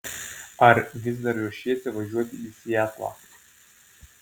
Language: Lithuanian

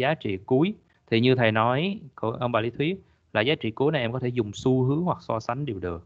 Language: Vietnamese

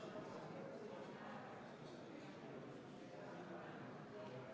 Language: Estonian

